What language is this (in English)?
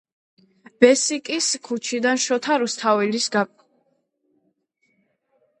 Georgian